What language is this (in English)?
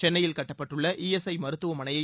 Tamil